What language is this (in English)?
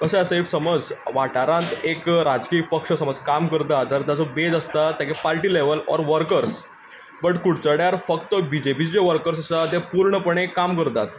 Konkani